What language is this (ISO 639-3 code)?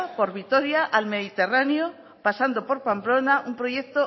spa